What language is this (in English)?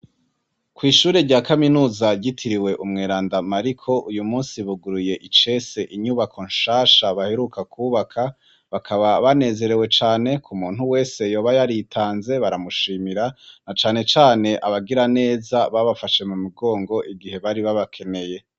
Rundi